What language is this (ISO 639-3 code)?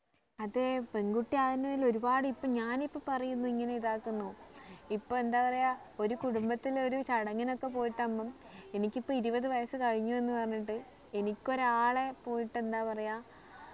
mal